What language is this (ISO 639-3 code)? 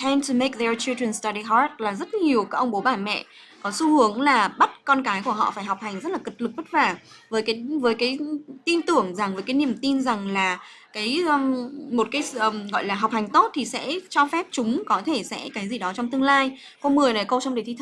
vie